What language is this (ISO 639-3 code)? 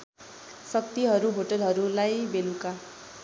nep